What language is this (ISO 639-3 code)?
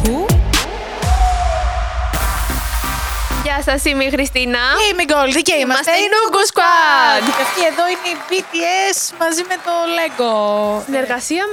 ell